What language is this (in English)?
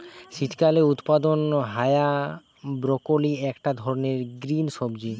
Bangla